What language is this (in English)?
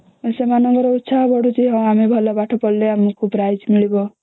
Odia